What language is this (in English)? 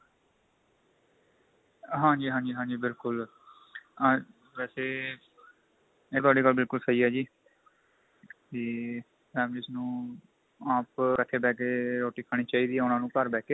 Punjabi